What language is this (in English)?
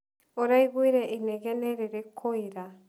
Kikuyu